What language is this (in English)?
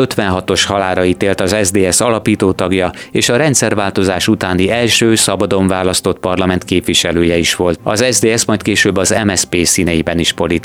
Hungarian